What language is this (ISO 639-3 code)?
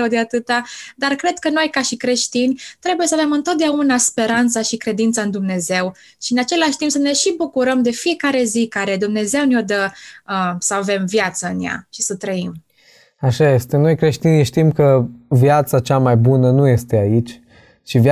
ron